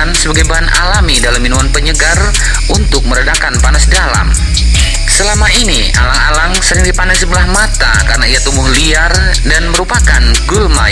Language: Indonesian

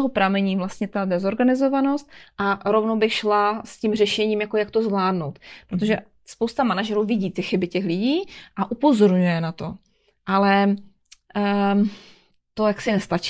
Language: Czech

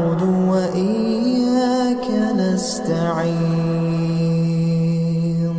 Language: Arabic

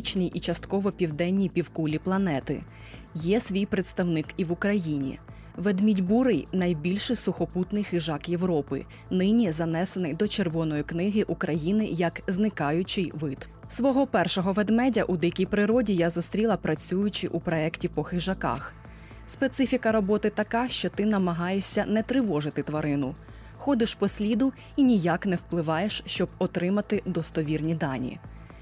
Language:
Ukrainian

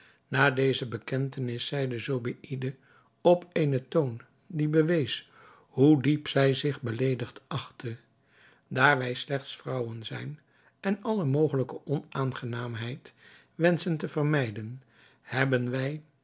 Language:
Dutch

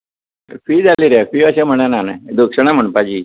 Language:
Konkani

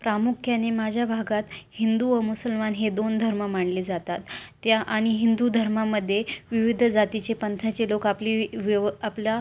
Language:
Marathi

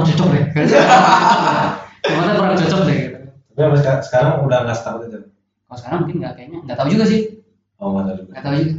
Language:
Indonesian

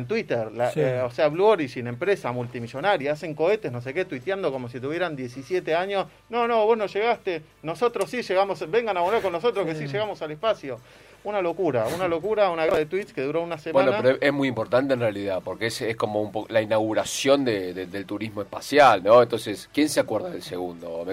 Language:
Spanish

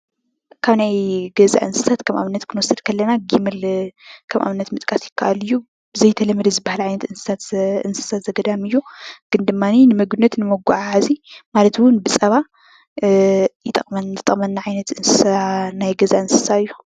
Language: Tigrinya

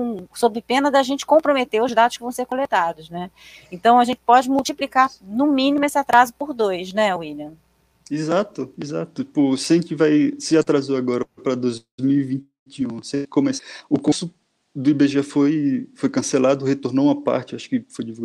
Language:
Portuguese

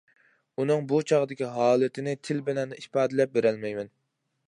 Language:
Uyghur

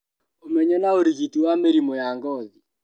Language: Kikuyu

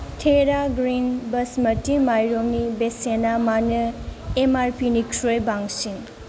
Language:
Bodo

